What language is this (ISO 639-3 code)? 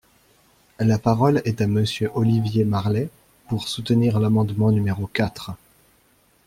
fra